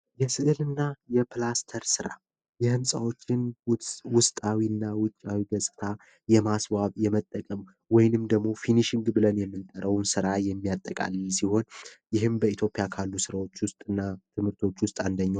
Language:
Amharic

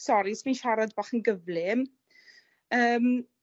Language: Welsh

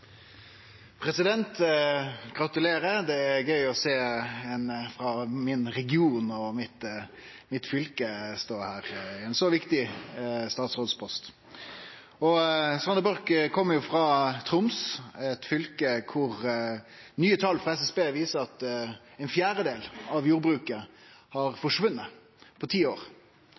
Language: Norwegian Nynorsk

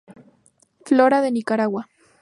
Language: Spanish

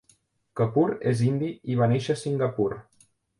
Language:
Catalan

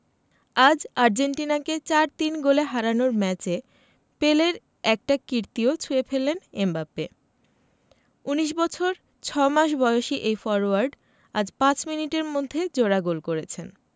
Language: Bangla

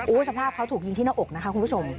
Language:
Thai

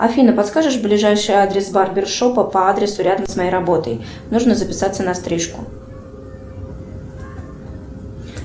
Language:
Russian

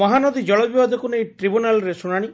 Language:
Odia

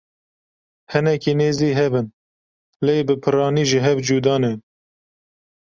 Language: Kurdish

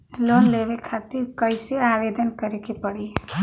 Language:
Bhojpuri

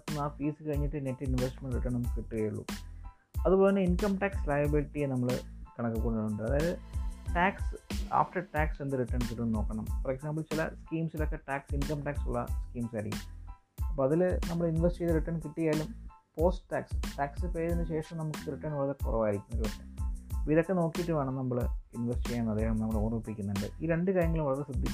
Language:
Malayalam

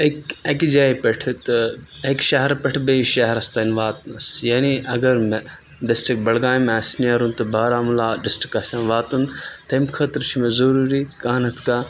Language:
Kashmiri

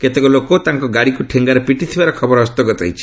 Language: Odia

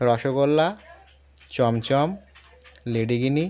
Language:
Bangla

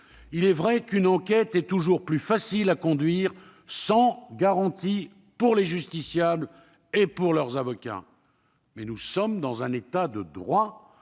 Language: French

